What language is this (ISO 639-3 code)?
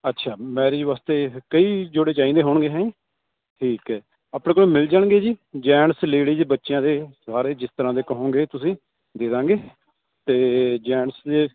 pan